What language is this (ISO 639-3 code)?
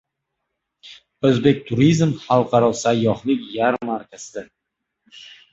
uzb